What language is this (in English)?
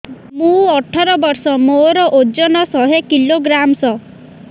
Odia